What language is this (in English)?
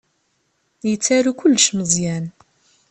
Kabyle